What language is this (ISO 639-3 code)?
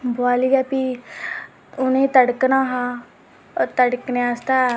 doi